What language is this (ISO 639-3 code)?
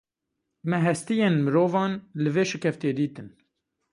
kur